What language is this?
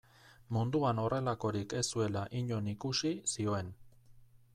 Basque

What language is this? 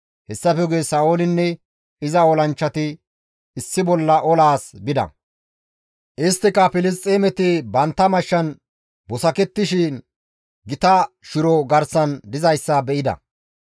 Gamo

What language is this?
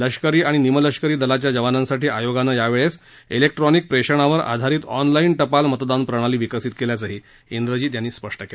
Marathi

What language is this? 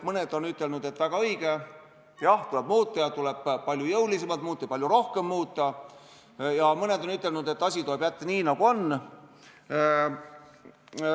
Estonian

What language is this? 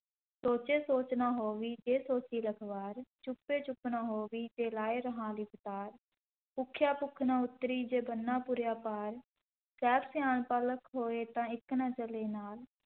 Punjabi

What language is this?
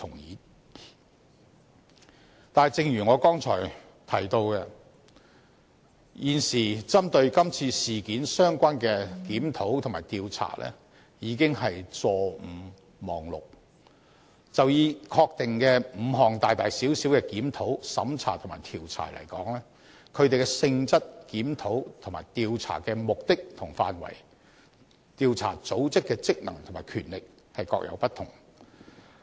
Cantonese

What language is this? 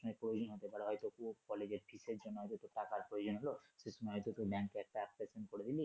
Bangla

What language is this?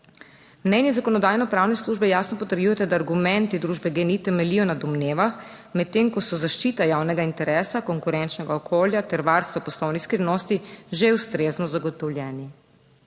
Slovenian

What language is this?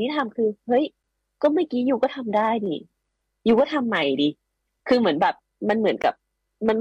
Thai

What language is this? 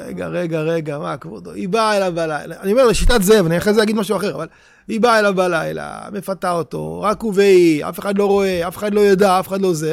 Hebrew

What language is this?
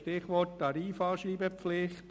Swiss German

